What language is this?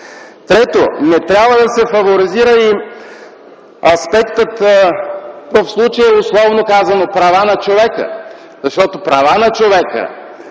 Bulgarian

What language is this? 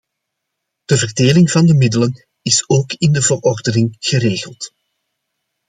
Dutch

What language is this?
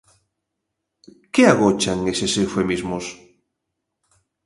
Galician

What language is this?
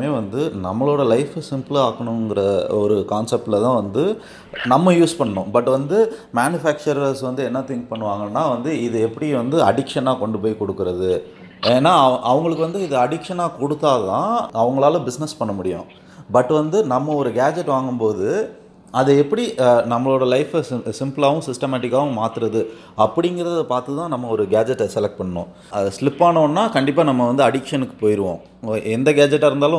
Tamil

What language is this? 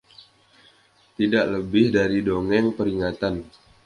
Indonesian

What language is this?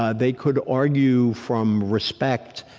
English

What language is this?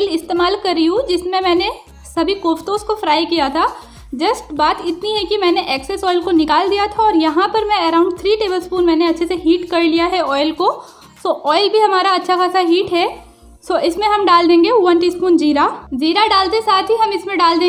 Hindi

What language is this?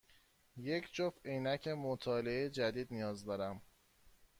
Persian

